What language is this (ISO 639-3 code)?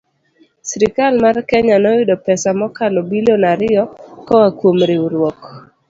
luo